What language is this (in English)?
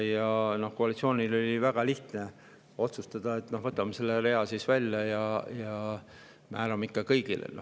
Estonian